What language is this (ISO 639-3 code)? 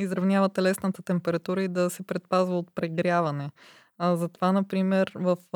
bul